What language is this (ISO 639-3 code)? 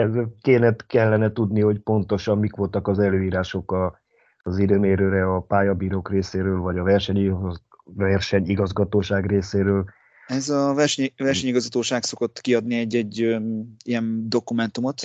hun